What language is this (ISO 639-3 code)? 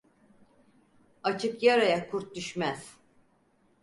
tur